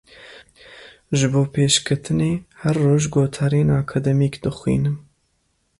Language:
Kurdish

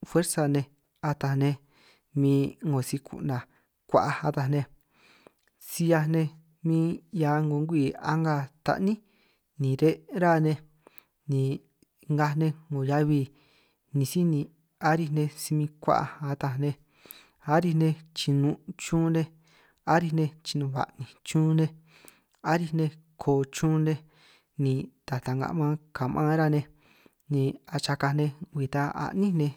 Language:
San Martín Itunyoso Triqui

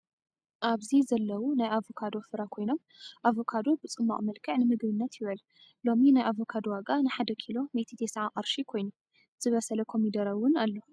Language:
Tigrinya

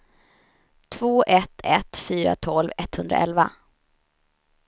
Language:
Swedish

